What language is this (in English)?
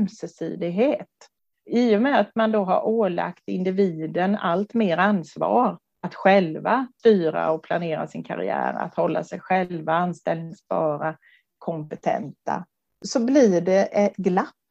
Swedish